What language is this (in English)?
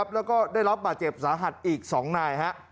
Thai